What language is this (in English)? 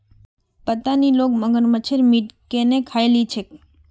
Magahi